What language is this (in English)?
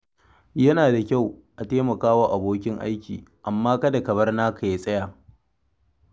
Hausa